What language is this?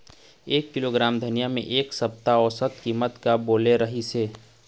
Chhattisgarhi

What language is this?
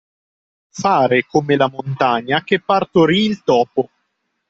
Italian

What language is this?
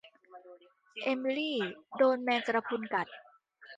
Thai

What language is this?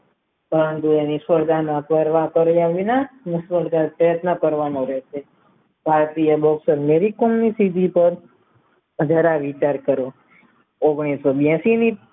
Gujarati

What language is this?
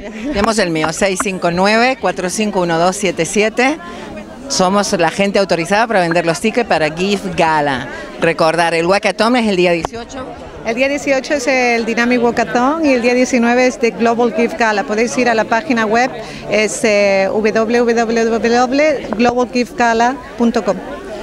Spanish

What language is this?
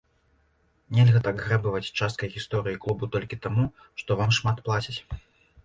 Belarusian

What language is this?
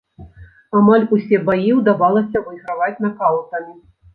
Belarusian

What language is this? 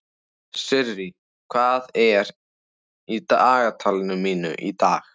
Icelandic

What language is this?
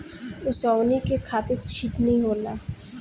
Bhojpuri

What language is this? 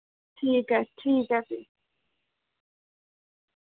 Dogri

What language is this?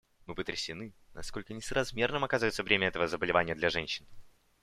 Russian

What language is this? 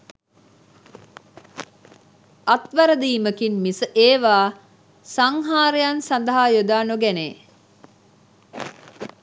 Sinhala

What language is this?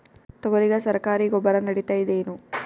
Kannada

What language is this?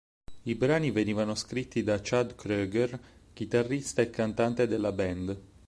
Italian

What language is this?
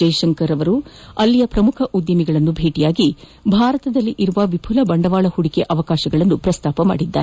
Kannada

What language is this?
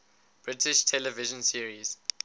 English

